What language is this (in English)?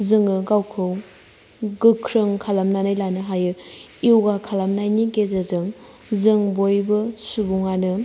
Bodo